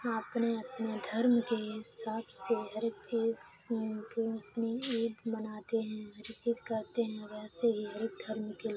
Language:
Urdu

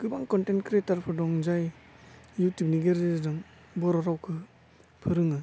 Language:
Bodo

